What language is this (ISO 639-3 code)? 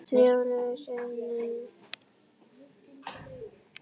isl